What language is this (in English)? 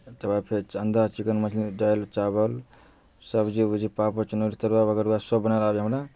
Maithili